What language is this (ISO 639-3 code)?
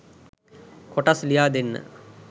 sin